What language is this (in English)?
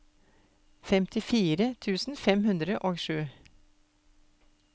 Norwegian